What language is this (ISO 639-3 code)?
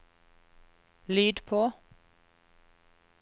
nor